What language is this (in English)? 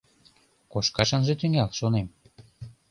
Mari